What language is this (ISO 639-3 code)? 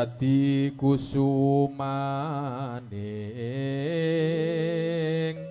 ind